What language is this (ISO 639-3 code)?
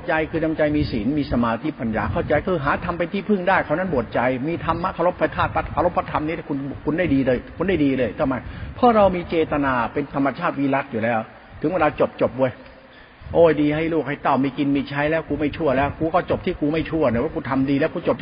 tha